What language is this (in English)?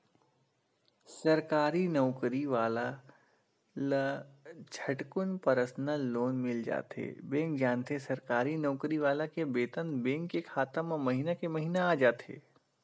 Chhattisgarhi